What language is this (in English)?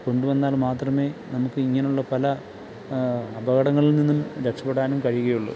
Malayalam